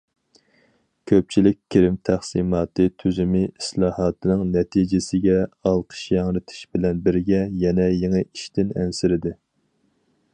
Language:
Uyghur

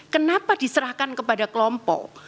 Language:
Indonesian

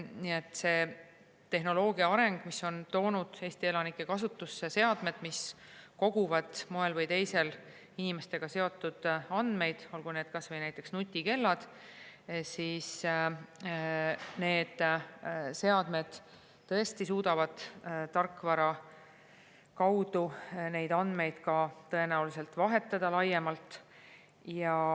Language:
Estonian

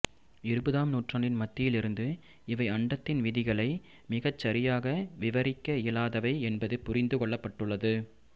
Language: Tamil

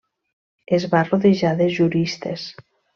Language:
Catalan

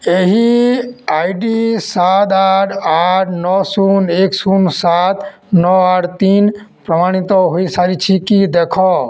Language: Odia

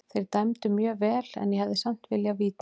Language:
Icelandic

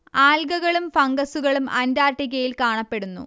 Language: Malayalam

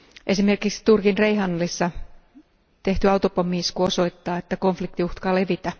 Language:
Finnish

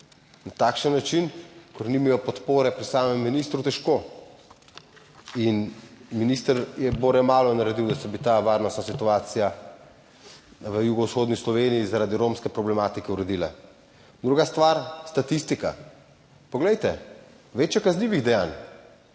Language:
Slovenian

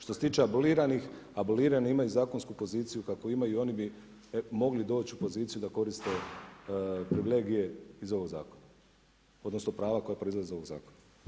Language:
Croatian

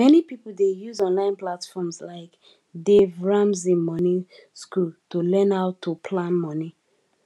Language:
Nigerian Pidgin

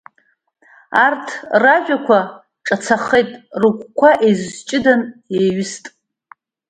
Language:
Abkhazian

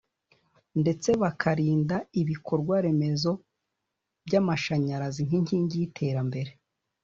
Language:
Kinyarwanda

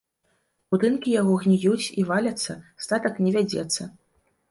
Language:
Belarusian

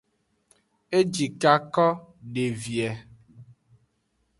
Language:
Aja (Benin)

